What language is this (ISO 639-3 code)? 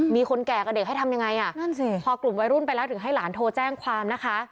tha